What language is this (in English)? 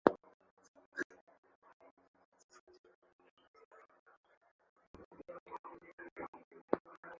Swahili